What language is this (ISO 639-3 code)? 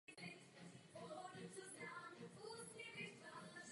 ces